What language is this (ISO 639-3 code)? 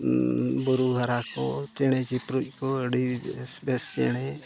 sat